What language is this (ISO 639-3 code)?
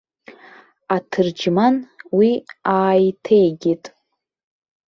abk